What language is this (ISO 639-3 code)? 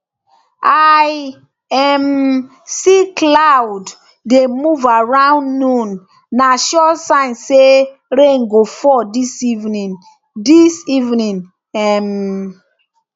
pcm